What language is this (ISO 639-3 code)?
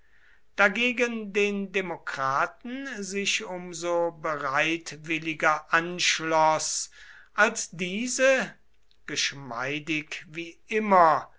deu